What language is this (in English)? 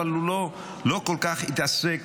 Hebrew